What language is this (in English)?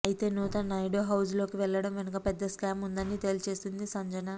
Telugu